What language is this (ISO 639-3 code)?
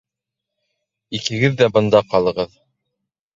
bak